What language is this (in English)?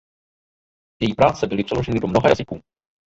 Czech